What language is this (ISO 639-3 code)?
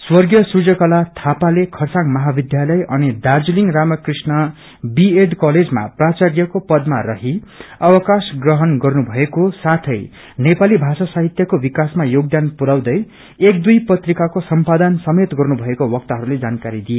nep